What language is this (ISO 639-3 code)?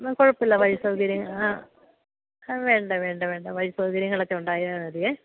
mal